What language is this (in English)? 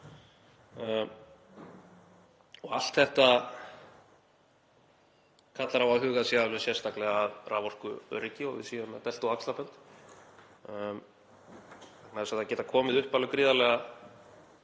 Icelandic